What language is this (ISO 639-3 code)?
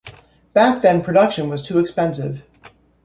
eng